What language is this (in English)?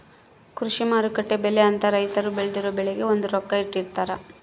Kannada